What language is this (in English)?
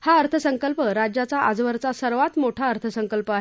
Marathi